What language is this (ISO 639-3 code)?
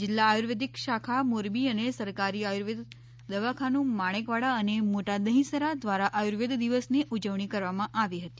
guj